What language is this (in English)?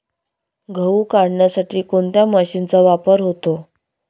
Marathi